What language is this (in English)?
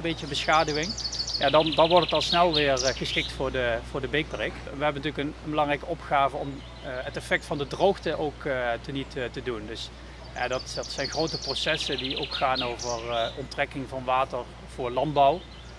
Dutch